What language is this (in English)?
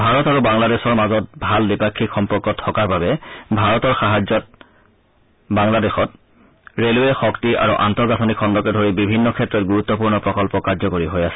Assamese